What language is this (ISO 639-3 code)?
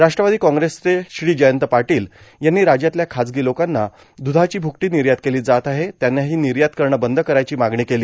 mar